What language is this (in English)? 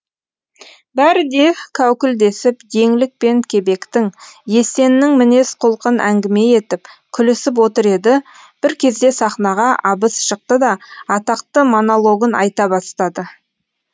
Kazakh